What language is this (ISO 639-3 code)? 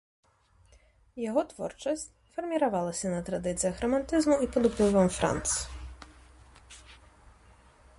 bel